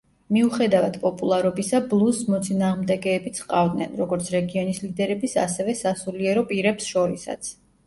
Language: Georgian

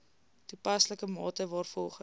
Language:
Afrikaans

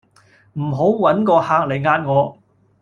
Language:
Cantonese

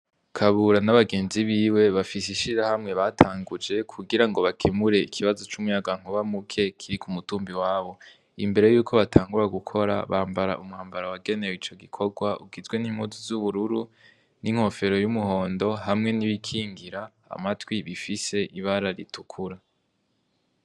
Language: Rundi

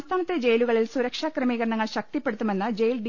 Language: Malayalam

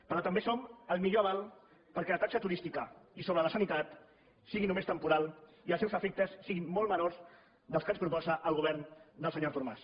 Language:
Catalan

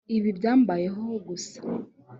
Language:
Kinyarwanda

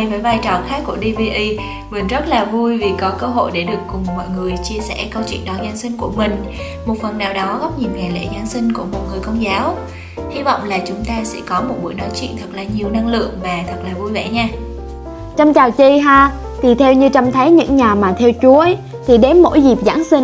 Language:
Vietnamese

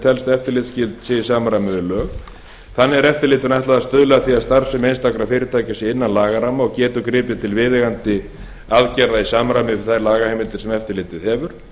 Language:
Icelandic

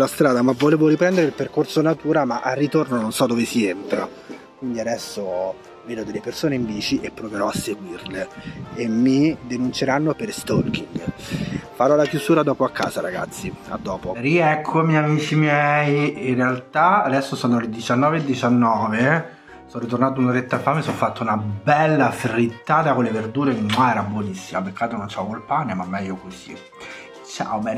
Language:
Italian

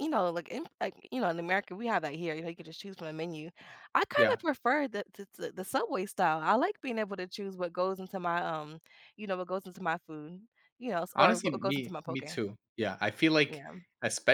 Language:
English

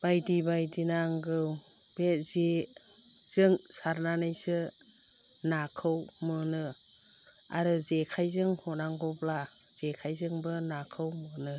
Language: Bodo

